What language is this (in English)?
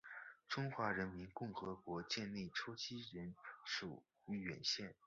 Chinese